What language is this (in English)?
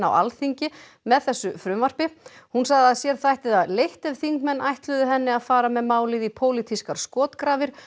Icelandic